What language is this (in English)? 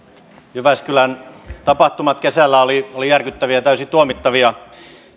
Finnish